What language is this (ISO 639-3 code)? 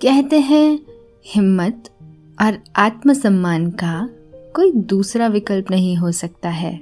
hin